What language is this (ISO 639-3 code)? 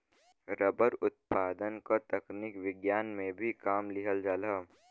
bho